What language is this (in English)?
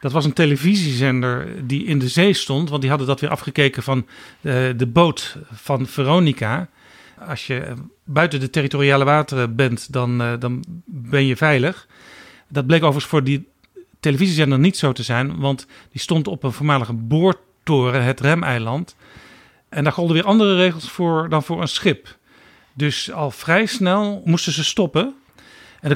Dutch